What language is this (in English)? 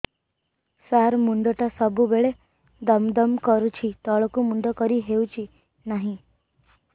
Odia